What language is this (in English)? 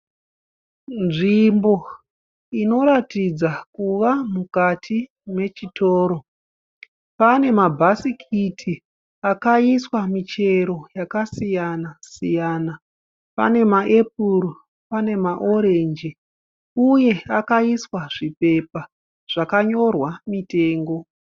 Shona